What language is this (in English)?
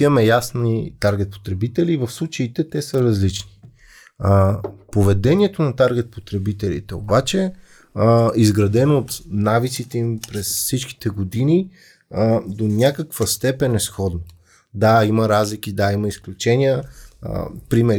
Bulgarian